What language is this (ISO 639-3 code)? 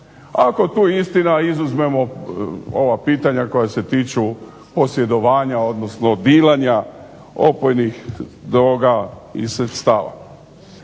hrv